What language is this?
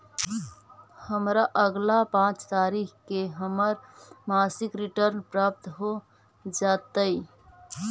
Magahi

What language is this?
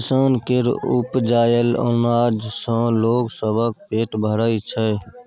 Maithili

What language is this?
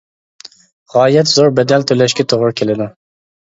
Uyghur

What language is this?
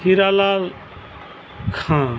Santali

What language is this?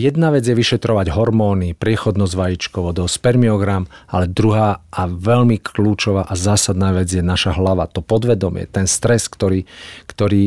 Slovak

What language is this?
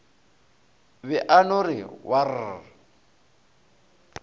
Northern Sotho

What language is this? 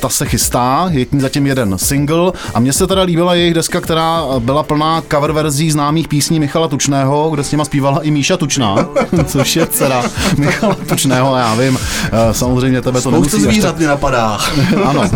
Czech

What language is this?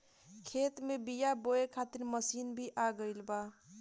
Bhojpuri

